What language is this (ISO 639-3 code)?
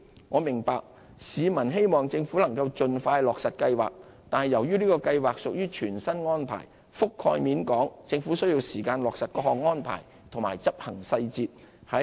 yue